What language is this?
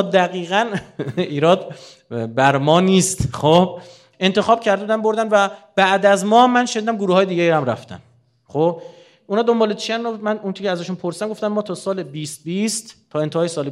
Persian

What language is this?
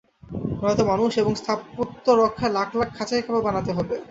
Bangla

